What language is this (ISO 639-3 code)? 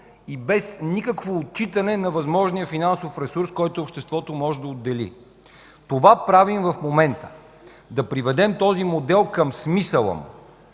bul